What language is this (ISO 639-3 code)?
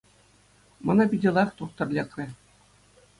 chv